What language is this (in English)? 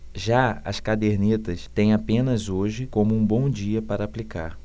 Portuguese